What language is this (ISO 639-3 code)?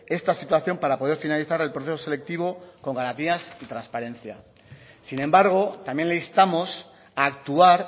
spa